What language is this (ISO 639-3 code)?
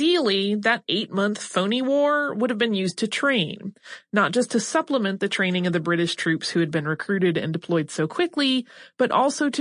eng